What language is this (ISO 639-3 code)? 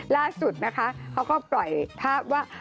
tha